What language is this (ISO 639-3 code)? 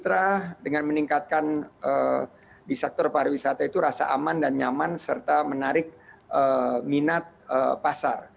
ind